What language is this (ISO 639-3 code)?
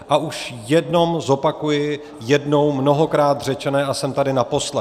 ces